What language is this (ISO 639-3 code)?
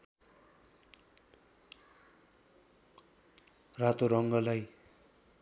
nep